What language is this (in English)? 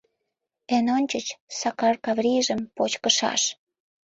Mari